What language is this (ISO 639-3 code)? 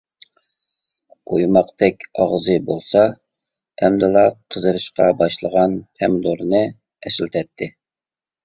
uig